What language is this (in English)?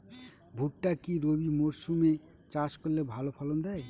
Bangla